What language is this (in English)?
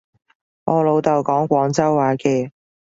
Cantonese